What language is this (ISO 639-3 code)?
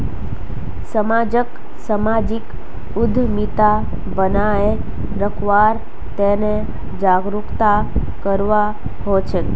mag